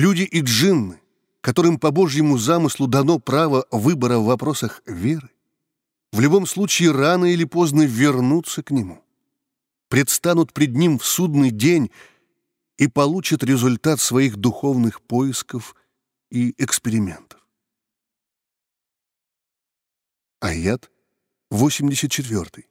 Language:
Russian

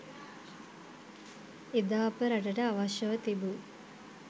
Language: Sinhala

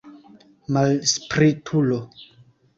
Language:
Esperanto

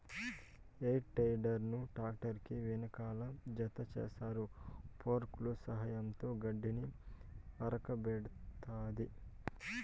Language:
Telugu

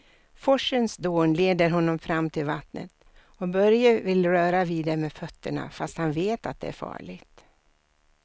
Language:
Swedish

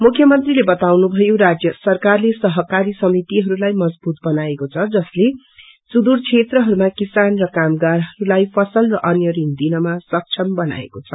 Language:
Nepali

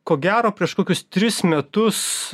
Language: Lithuanian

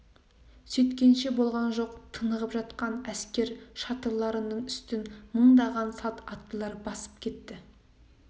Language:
Kazakh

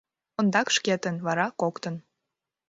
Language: Mari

